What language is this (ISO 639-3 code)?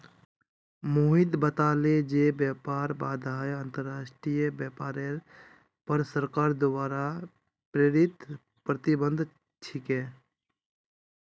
mag